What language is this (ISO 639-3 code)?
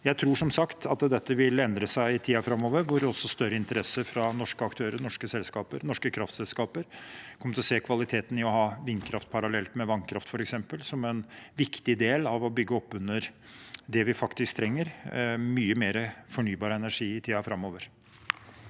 nor